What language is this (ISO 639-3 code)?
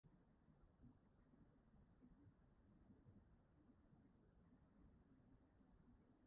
cym